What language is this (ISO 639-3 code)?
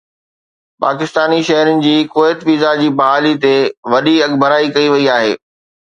snd